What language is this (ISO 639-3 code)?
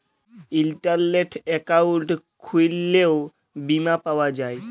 ben